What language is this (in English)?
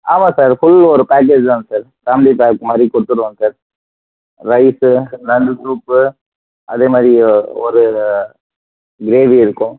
Tamil